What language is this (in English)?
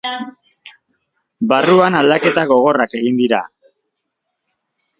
Basque